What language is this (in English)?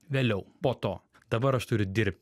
Lithuanian